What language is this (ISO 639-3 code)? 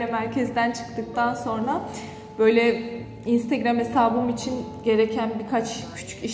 tur